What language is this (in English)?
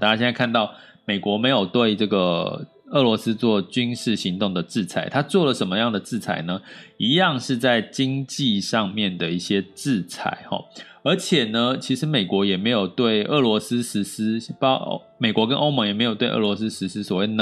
Chinese